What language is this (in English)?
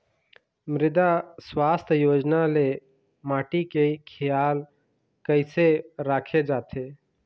Chhattisgarhi